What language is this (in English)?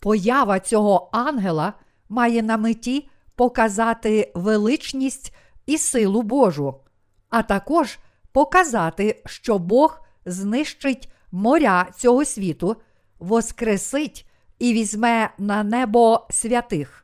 Ukrainian